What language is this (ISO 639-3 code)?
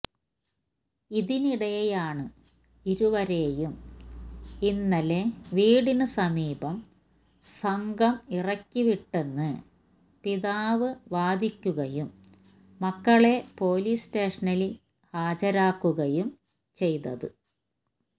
mal